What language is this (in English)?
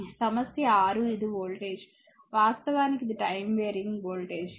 Telugu